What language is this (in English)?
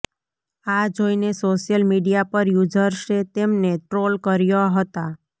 Gujarati